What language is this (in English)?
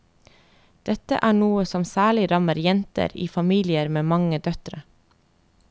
Norwegian